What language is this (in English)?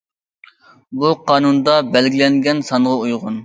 Uyghur